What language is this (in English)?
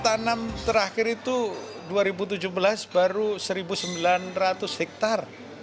Indonesian